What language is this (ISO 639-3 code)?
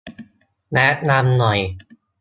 tha